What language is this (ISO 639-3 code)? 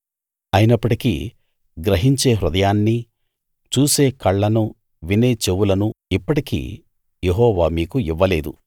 tel